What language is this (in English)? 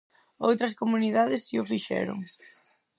Galician